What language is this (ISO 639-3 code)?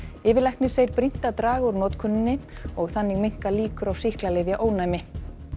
isl